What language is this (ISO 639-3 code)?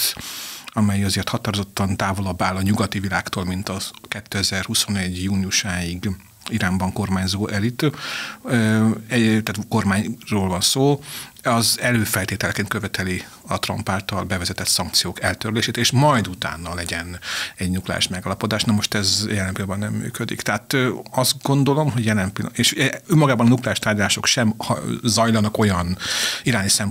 hun